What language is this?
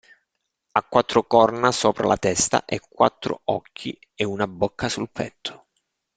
Italian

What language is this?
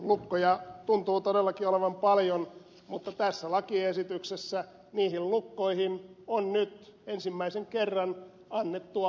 Finnish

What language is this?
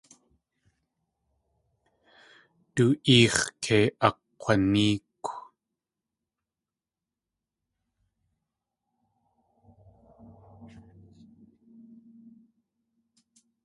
Tlingit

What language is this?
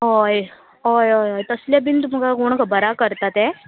Konkani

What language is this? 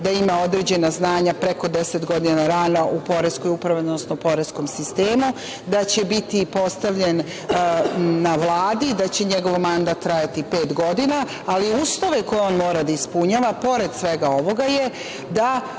Serbian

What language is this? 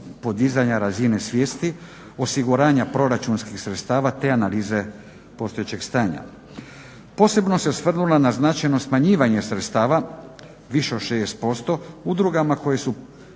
Croatian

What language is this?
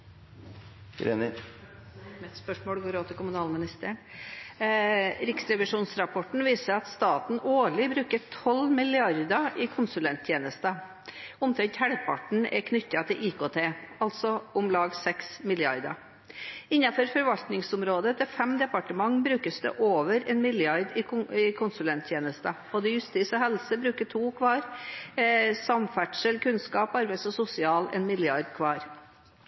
Norwegian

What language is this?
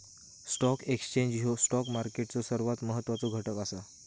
Marathi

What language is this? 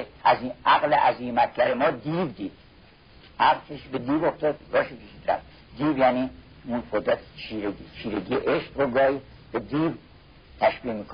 Persian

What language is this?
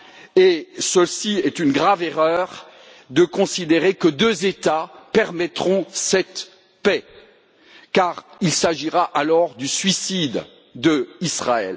French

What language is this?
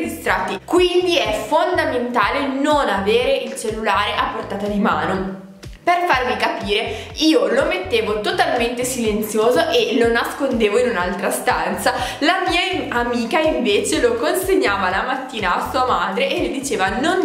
Italian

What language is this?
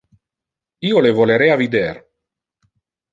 Interlingua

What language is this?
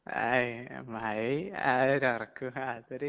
Malayalam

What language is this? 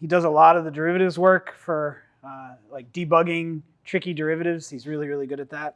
English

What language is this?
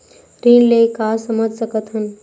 Chhattisgarhi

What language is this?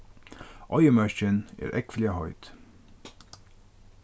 Faroese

